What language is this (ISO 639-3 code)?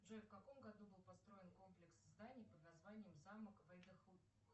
rus